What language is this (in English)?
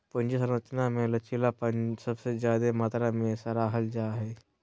Magahi